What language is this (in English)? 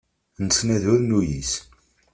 Kabyle